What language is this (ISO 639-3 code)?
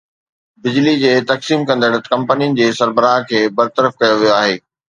snd